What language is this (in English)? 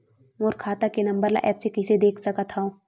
Chhattisgarhi